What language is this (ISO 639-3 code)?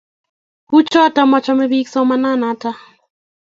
kln